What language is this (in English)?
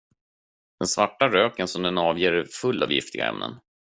Swedish